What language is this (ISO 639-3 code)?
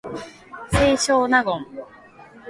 jpn